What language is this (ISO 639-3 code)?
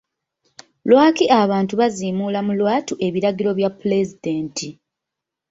lug